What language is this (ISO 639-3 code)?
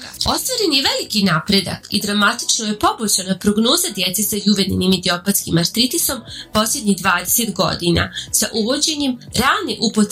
hrv